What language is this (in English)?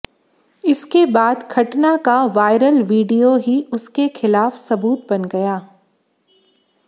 Hindi